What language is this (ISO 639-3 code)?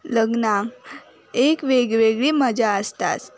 kok